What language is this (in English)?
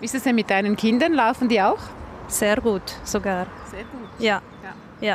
German